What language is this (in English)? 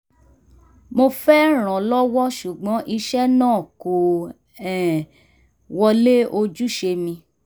Yoruba